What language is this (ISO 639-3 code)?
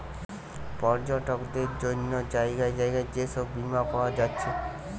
ben